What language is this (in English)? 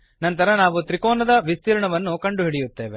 Kannada